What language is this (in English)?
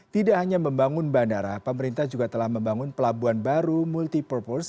Indonesian